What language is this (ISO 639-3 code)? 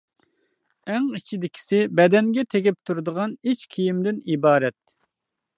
uig